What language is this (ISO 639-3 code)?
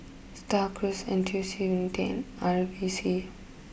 eng